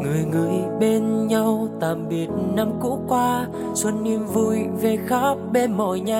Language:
Vietnamese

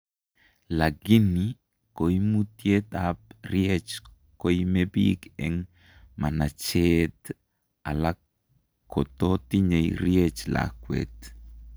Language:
Kalenjin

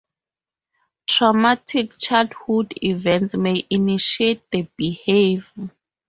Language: English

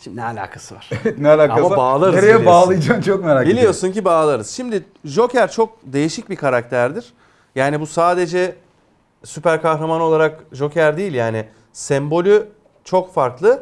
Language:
Turkish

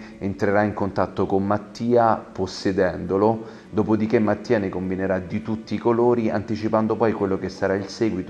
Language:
Italian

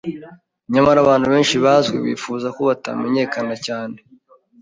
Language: Kinyarwanda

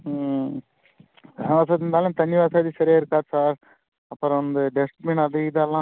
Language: Tamil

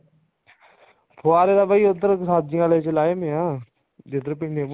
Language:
Punjabi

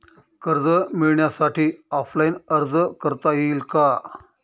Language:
Marathi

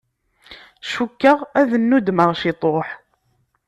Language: Kabyle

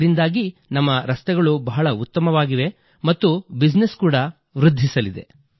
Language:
Kannada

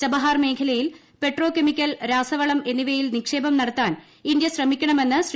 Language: Malayalam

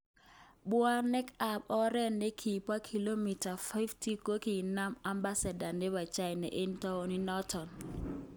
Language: Kalenjin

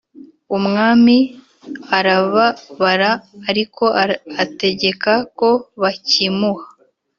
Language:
Kinyarwanda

